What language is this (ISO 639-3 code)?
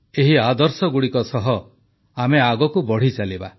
ori